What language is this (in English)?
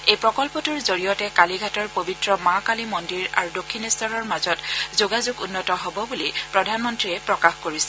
Assamese